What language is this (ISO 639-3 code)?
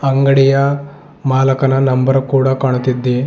kan